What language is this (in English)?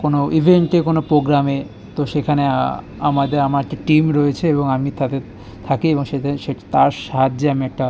Bangla